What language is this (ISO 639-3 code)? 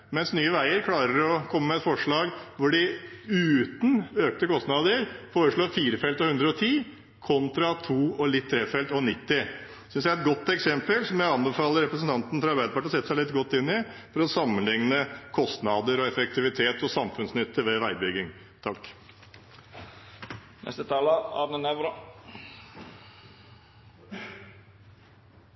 nob